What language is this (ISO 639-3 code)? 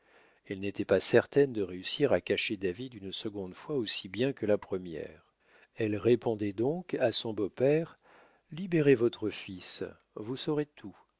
fra